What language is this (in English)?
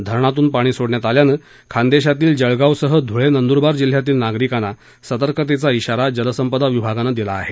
Marathi